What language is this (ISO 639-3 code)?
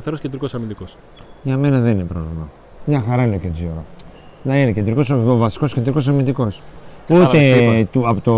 ell